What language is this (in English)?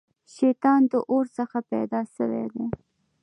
Pashto